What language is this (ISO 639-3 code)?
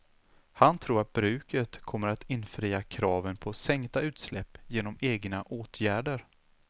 swe